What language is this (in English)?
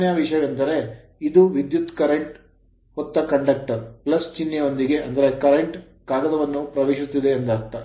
Kannada